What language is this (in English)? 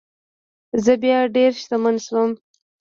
Pashto